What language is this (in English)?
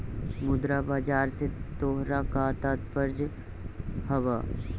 Magahi